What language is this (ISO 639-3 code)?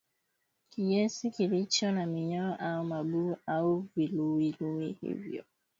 swa